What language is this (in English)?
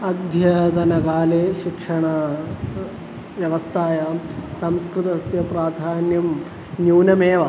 Sanskrit